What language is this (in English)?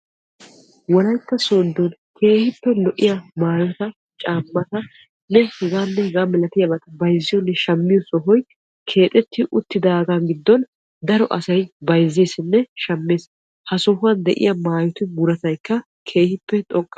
Wolaytta